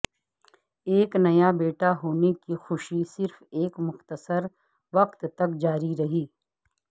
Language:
Urdu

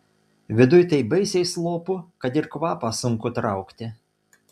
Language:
Lithuanian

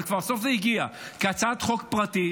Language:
Hebrew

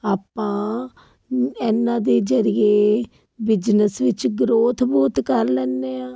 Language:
Punjabi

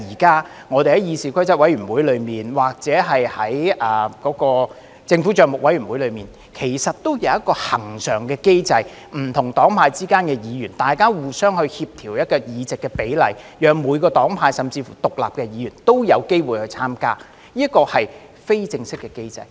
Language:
Cantonese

